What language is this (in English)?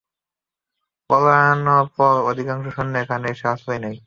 Bangla